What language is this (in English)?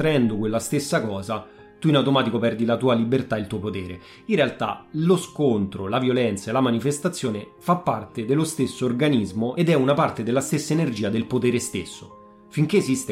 Italian